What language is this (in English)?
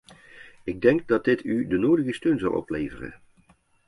Dutch